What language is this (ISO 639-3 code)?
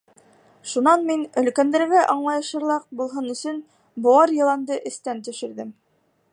bak